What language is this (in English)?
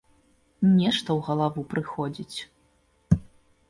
Belarusian